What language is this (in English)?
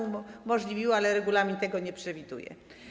Polish